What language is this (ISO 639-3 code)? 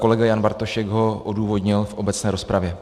ces